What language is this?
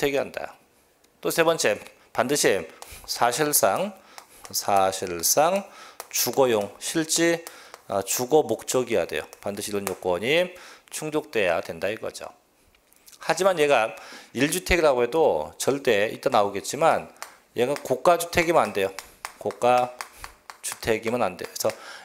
Korean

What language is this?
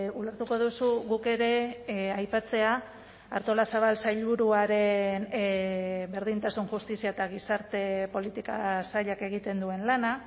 Basque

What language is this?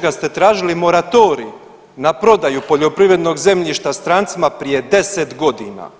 Croatian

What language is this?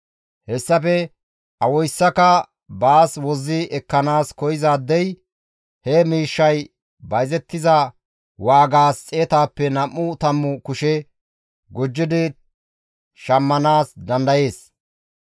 Gamo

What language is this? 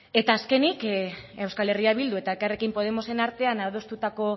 Basque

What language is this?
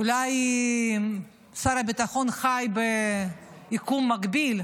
Hebrew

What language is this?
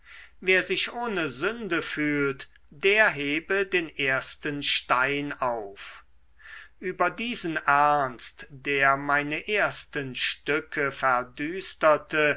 German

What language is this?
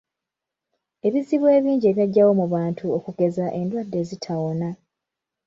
Ganda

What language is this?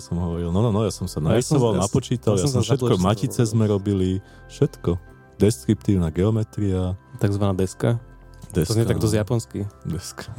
Slovak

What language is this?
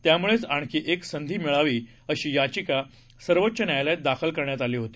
Marathi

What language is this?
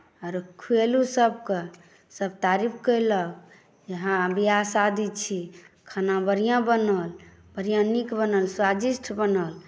Maithili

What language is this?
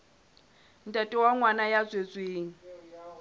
Southern Sotho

